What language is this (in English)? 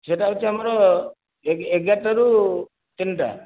Odia